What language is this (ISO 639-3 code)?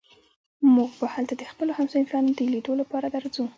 pus